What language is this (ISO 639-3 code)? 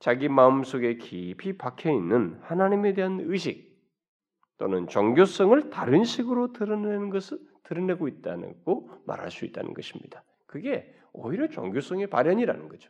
kor